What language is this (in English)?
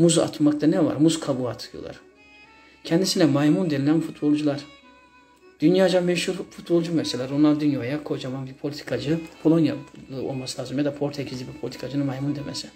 Turkish